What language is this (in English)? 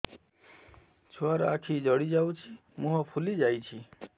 Odia